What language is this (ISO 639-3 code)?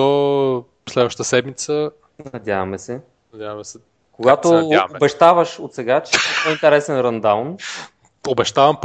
bul